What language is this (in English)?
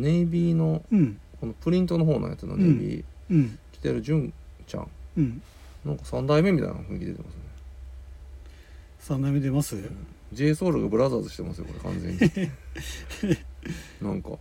Japanese